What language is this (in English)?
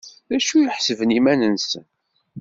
Kabyle